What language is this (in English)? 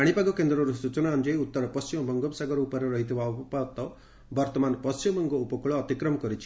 Odia